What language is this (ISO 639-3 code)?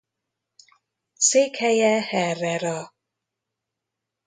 hun